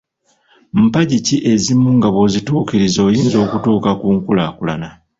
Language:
Ganda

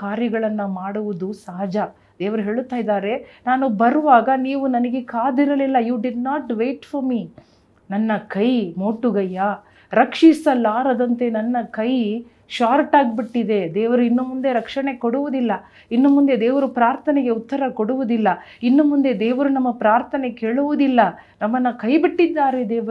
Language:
Kannada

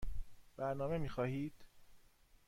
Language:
Persian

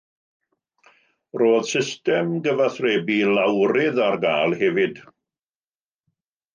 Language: Welsh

